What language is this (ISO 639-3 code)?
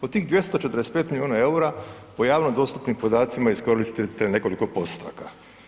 hrv